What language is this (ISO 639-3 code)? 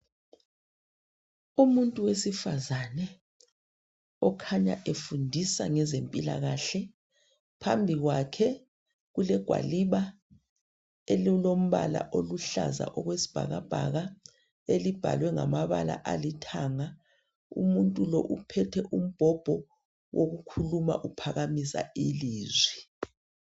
nde